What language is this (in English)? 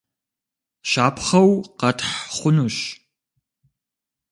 Kabardian